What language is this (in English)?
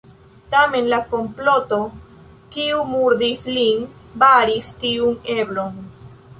Esperanto